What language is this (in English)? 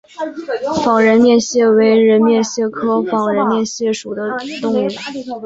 Chinese